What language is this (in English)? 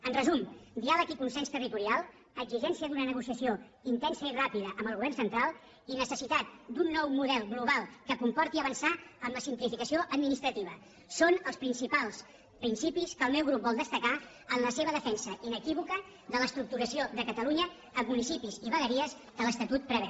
Catalan